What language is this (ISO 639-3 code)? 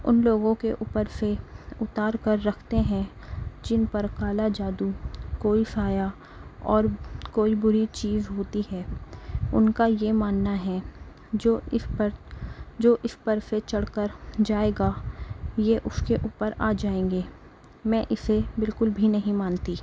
urd